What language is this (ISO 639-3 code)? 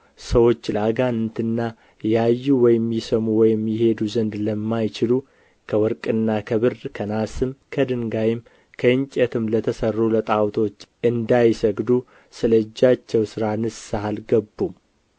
amh